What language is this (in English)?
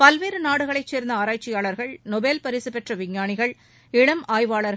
Tamil